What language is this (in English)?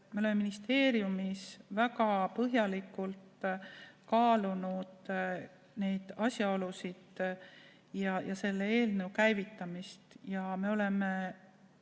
Estonian